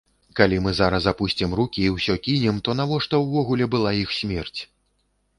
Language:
Belarusian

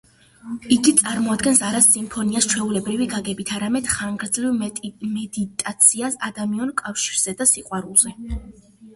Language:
Georgian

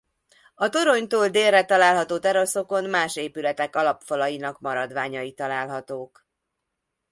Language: Hungarian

